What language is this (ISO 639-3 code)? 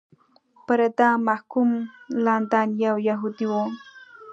pus